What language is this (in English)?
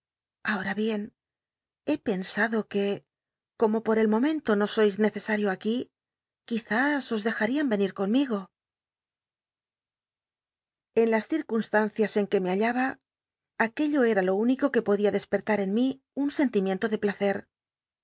Spanish